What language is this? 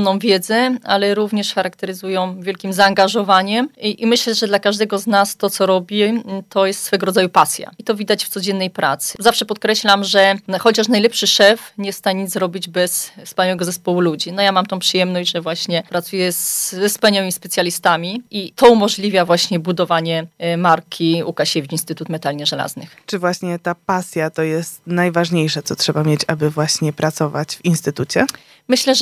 Polish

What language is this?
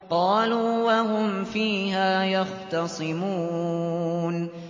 Arabic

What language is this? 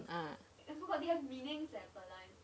English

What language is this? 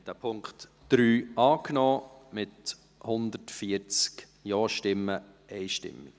Swiss German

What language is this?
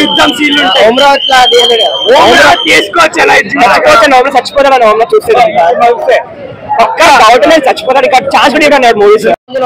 Telugu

